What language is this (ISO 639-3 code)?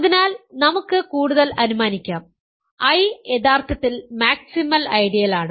mal